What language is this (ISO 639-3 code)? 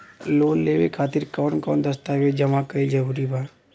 bho